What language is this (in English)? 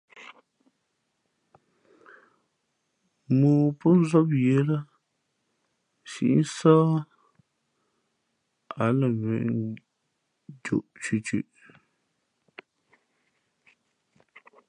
Fe'fe'